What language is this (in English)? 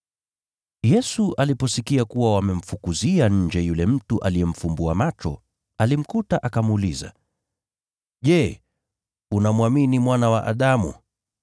Swahili